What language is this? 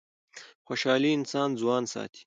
Pashto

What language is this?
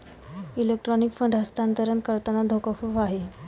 Marathi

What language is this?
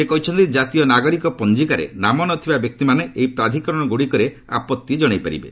Odia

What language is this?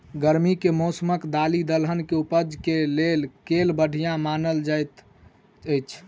Maithili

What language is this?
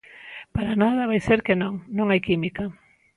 Galician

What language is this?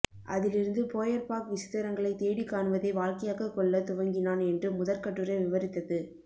Tamil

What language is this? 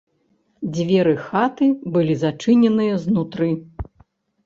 Belarusian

